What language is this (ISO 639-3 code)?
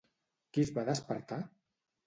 cat